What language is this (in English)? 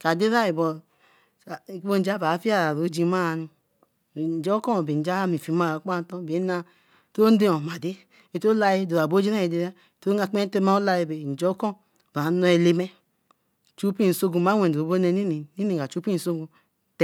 Eleme